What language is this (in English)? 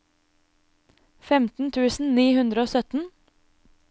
Norwegian